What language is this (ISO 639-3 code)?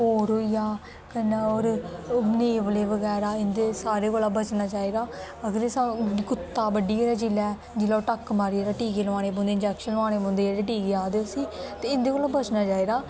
doi